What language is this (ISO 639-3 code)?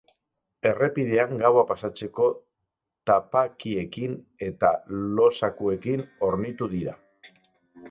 eus